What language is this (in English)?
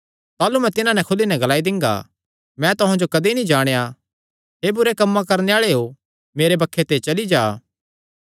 Kangri